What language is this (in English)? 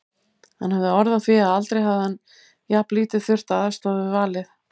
Icelandic